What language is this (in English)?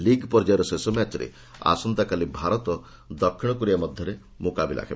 Odia